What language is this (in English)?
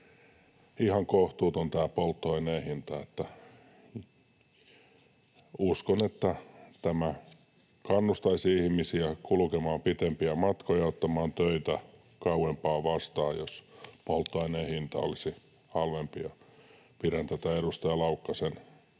Finnish